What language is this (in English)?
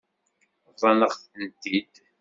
Kabyle